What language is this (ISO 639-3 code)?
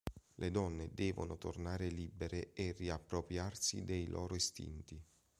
ita